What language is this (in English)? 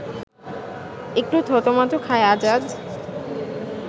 Bangla